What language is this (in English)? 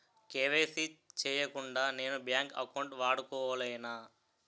Telugu